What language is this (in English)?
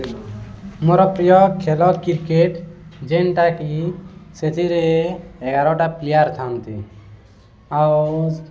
Odia